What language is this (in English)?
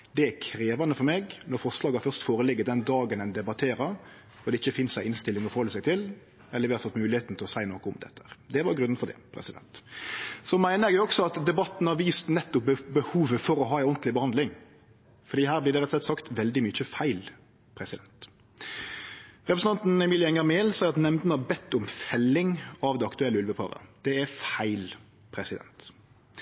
Norwegian Nynorsk